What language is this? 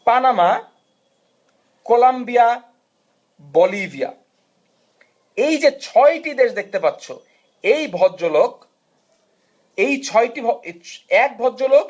Bangla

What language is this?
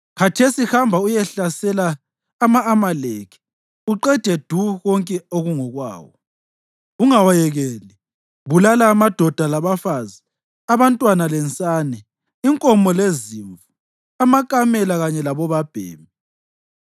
North Ndebele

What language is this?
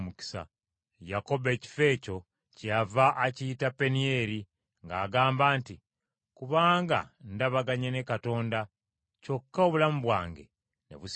Ganda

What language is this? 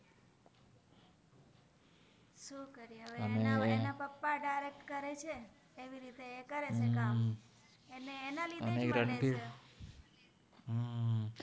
Gujarati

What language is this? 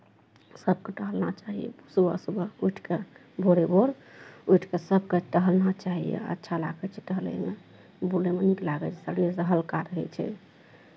Maithili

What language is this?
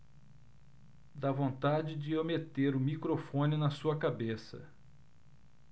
Portuguese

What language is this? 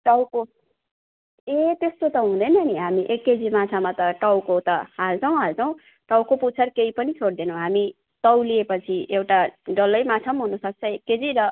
Nepali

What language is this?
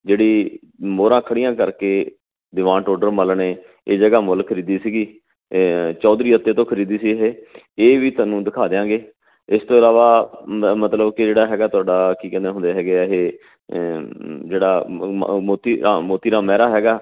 Punjabi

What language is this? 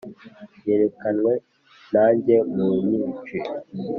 Kinyarwanda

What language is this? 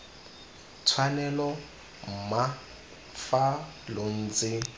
Tswana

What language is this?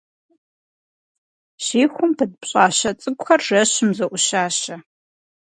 Kabardian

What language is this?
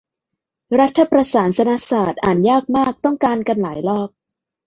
Thai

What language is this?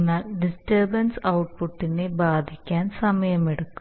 Malayalam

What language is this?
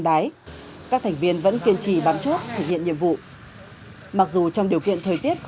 Vietnamese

